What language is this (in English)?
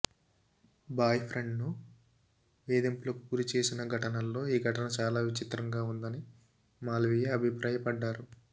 Telugu